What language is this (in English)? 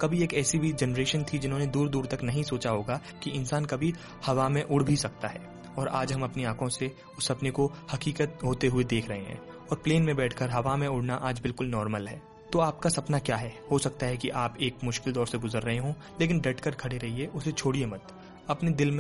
Hindi